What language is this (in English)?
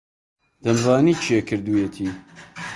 Central Kurdish